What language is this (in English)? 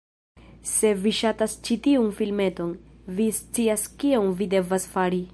Esperanto